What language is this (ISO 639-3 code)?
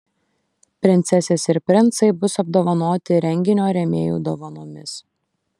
lit